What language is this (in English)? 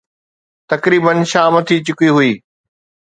Sindhi